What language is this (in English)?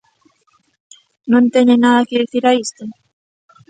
Galician